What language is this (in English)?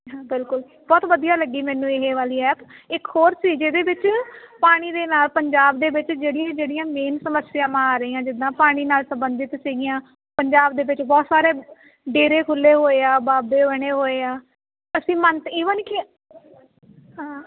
Punjabi